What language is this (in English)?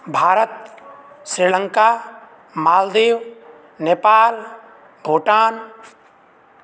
Sanskrit